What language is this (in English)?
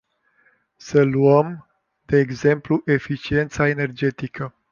Romanian